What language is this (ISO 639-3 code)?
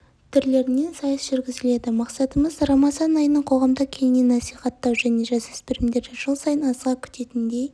kaz